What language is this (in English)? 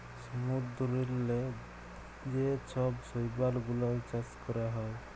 Bangla